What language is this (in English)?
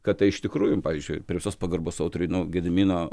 Lithuanian